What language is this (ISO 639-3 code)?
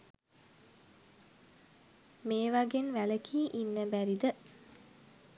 sin